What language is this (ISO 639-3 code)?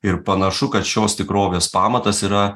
lit